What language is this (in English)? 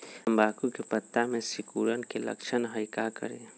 Magahi